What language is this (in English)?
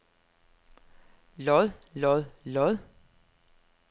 Danish